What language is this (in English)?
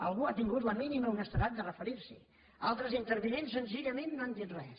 Catalan